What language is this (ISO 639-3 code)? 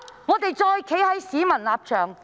yue